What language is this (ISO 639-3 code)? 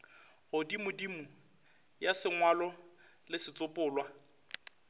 nso